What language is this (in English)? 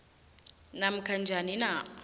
South Ndebele